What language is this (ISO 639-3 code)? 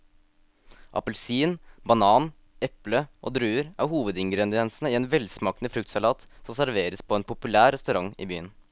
nor